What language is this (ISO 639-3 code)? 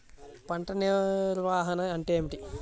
tel